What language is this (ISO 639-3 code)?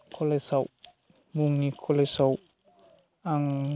brx